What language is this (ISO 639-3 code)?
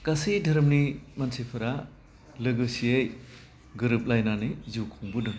brx